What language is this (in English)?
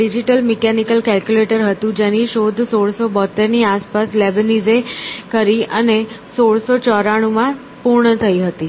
Gujarati